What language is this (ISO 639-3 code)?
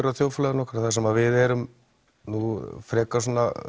isl